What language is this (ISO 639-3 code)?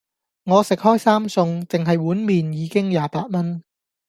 yue